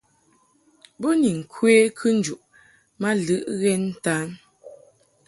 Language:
Mungaka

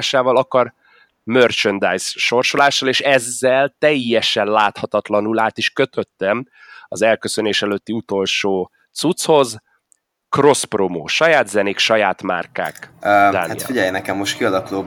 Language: Hungarian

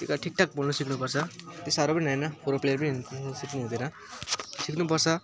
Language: Nepali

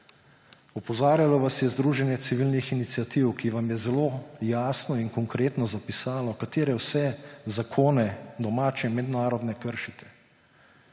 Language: Slovenian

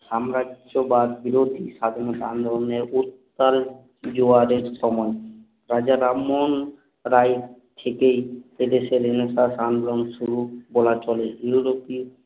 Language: Bangla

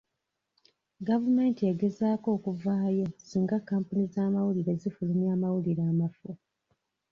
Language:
Ganda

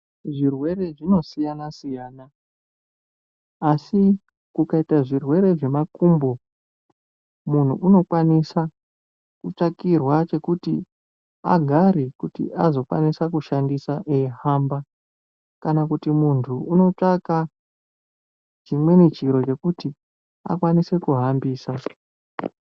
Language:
Ndau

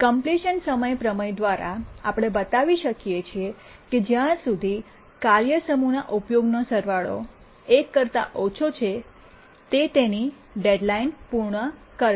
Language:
Gujarati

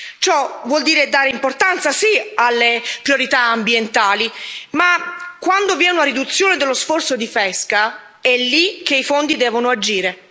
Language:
Italian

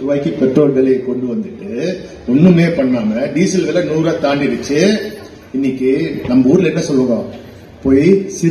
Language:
Thai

